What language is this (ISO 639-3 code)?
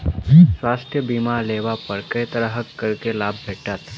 mai